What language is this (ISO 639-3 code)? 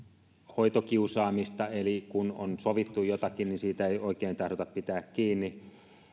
fin